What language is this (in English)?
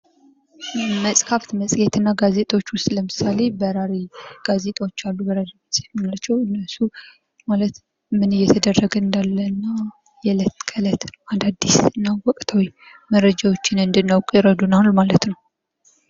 Amharic